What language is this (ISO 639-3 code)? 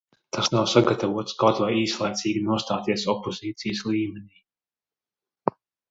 lav